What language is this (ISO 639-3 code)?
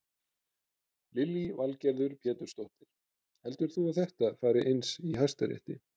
isl